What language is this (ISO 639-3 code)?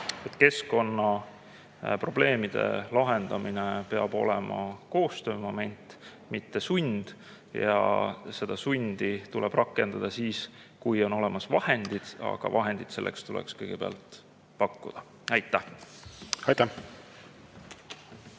est